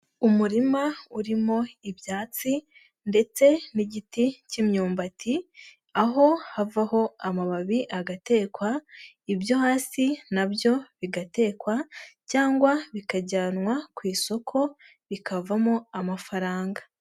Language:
Kinyarwanda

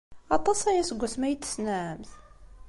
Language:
Kabyle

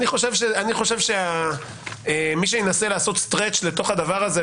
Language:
Hebrew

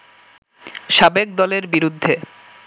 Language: Bangla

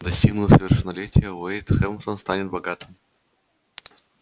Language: Russian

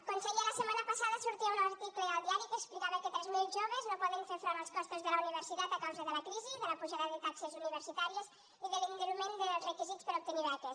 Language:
Catalan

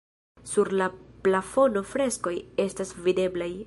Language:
Esperanto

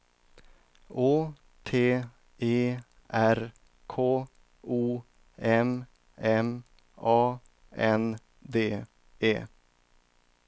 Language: Swedish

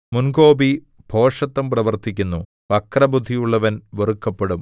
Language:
Malayalam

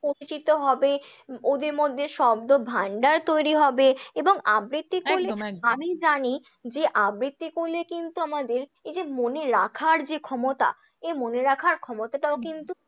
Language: Bangla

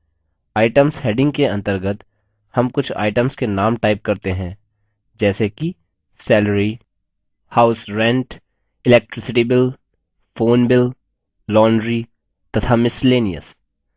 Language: Hindi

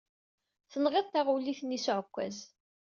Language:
Kabyle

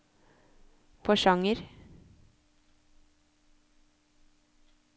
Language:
Norwegian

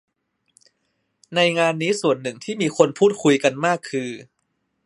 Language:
Thai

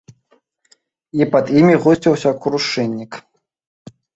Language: Belarusian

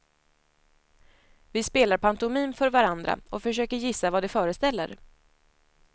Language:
Swedish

